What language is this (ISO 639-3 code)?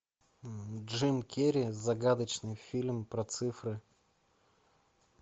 rus